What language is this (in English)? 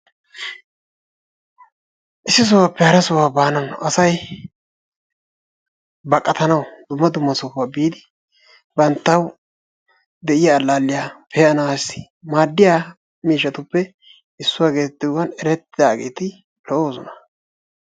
Wolaytta